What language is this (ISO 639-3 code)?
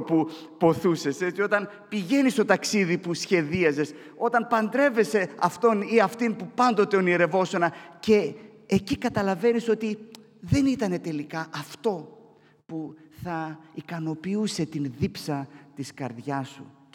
ell